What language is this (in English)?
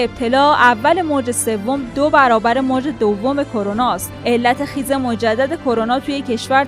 Persian